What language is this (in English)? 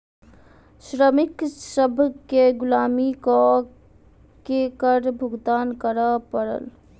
Maithili